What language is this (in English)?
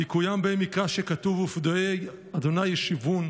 Hebrew